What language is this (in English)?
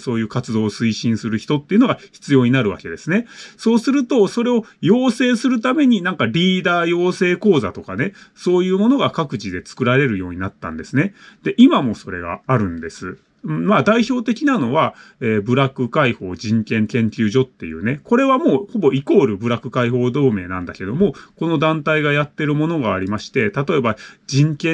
Japanese